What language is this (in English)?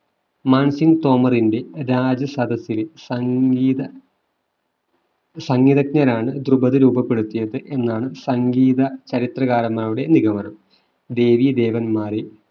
Malayalam